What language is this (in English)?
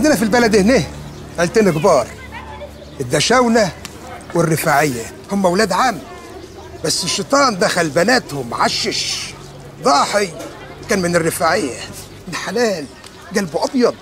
Arabic